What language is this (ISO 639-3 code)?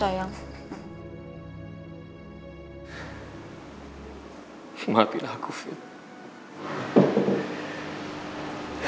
ind